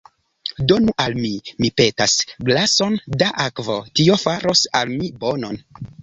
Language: Esperanto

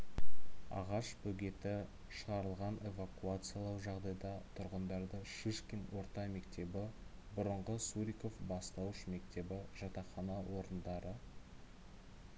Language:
Kazakh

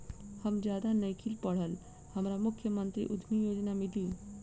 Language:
Bhojpuri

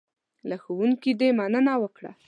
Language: Pashto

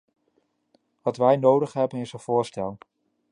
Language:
Dutch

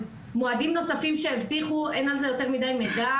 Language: Hebrew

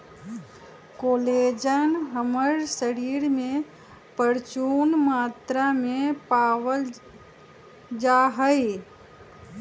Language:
Magahi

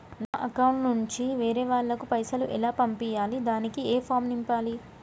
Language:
Telugu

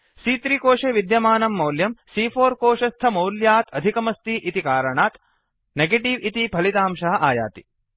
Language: Sanskrit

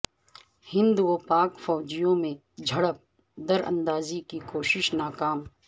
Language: Urdu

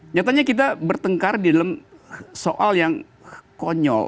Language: Indonesian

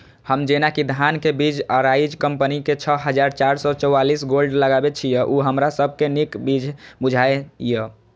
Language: Maithili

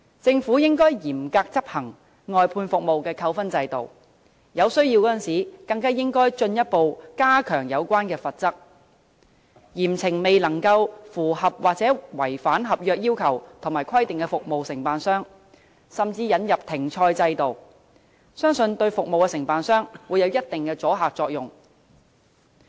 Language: Cantonese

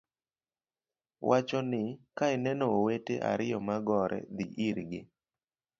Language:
Luo (Kenya and Tanzania)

